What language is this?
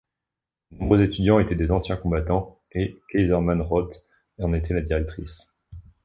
French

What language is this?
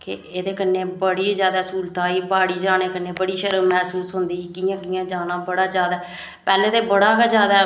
Dogri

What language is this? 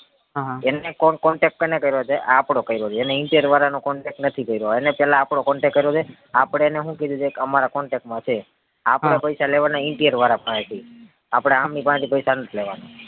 Gujarati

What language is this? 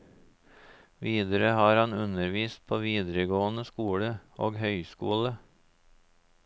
Norwegian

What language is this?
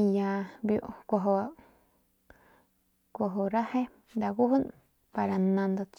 Northern Pame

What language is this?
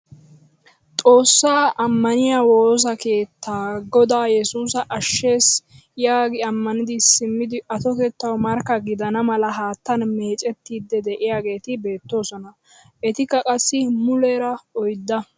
Wolaytta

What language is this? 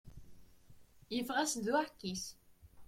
Kabyle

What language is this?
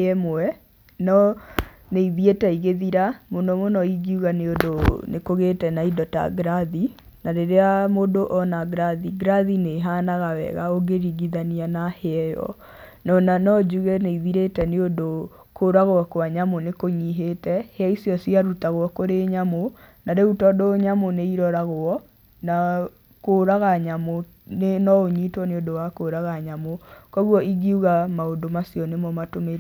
Kikuyu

